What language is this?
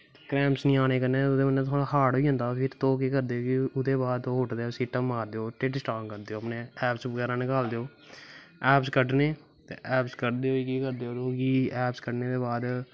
Dogri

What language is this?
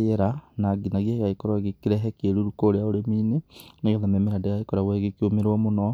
Kikuyu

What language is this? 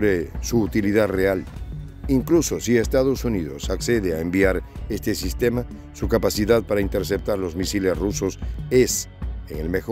Spanish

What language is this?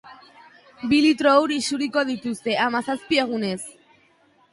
Basque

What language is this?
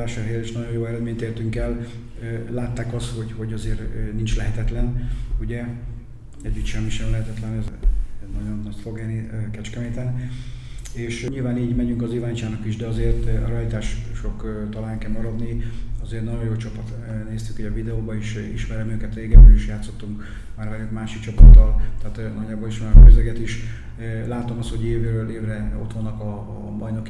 Hungarian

